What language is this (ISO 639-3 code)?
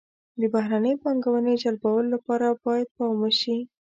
pus